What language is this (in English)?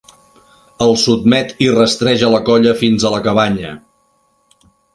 Catalan